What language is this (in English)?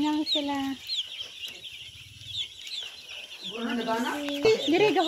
Filipino